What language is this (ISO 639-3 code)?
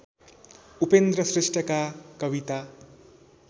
nep